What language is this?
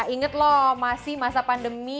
Indonesian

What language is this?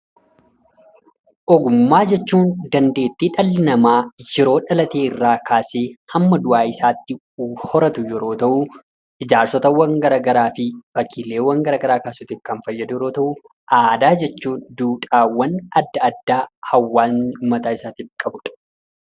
Oromo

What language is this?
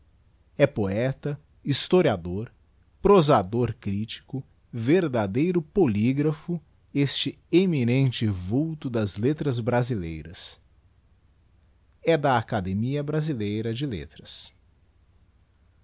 Portuguese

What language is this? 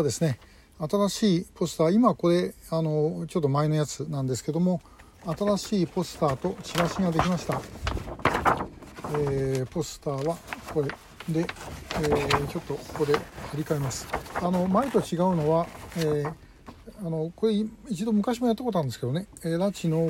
Japanese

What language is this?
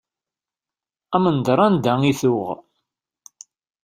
Kabyle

